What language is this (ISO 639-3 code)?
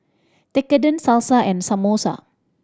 eng